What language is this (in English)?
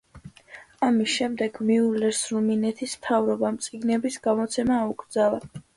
Georgian